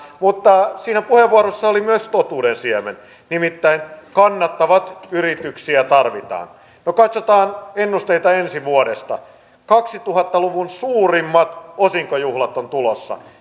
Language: Finnish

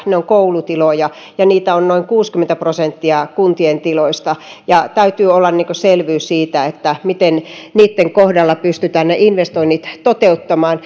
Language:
Finnish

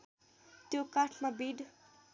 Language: Nepali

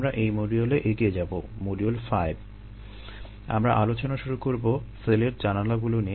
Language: Bangla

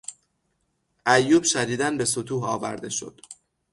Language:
Persian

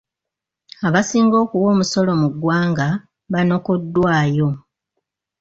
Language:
Ganda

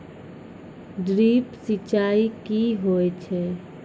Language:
Maithili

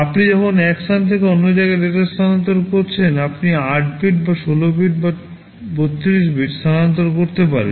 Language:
Bangla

